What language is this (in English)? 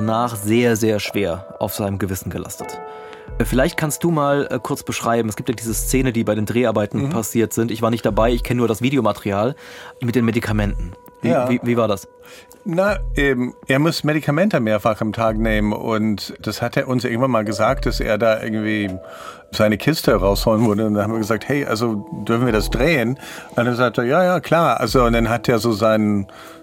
German